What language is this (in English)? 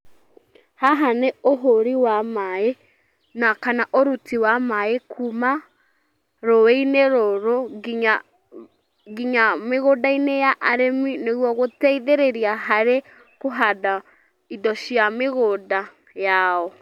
Kikuyu